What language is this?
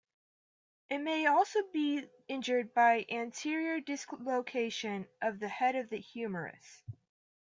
English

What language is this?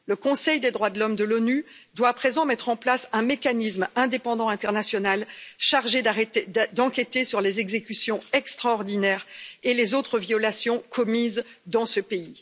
French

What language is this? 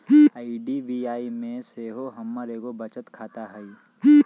Magahi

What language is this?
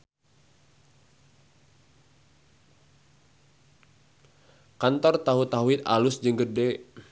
Sundanese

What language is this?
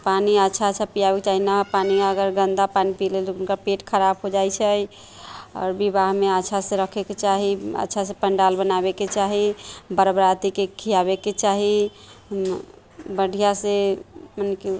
Maithili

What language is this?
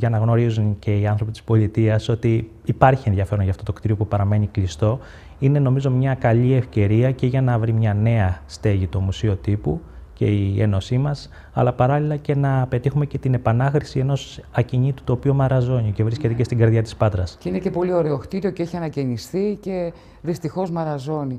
Greek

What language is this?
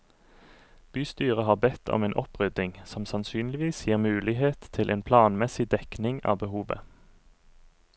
Norwegian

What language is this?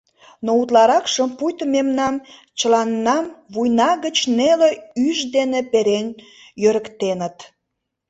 Mari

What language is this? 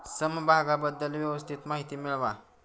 Marathi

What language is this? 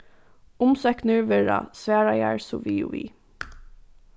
Faroese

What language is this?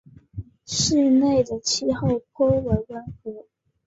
Chinese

